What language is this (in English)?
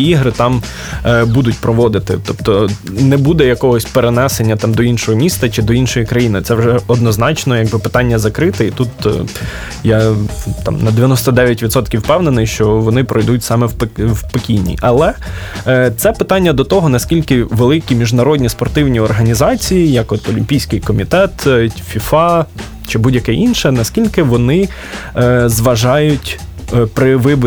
Ukrainian